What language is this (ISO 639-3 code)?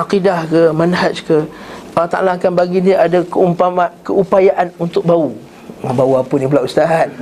msa